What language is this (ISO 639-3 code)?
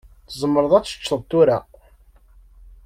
kab